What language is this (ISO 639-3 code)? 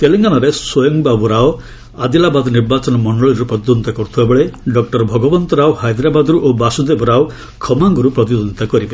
ori